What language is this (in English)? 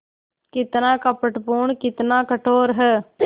Hindi